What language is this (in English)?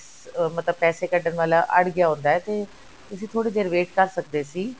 Punjabi